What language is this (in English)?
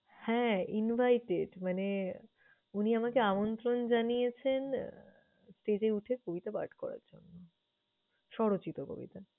Bangla